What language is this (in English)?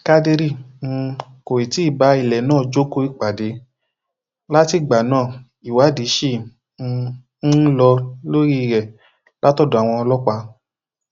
Yoruba